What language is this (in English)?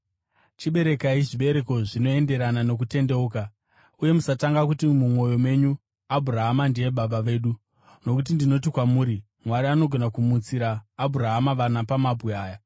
Shona